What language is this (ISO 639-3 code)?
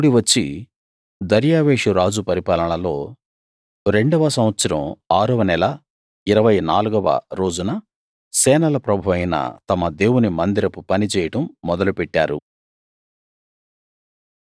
tel